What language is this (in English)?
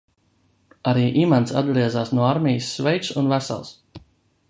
Latvian